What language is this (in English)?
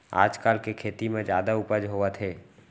Chhattisgarhi